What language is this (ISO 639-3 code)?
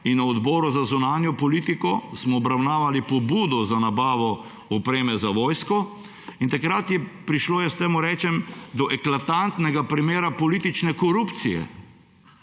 slv